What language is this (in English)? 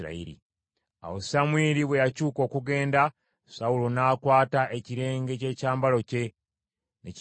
Ganda